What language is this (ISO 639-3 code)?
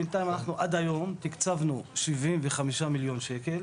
heb